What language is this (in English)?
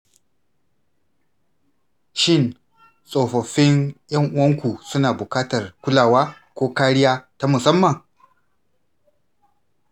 Hausa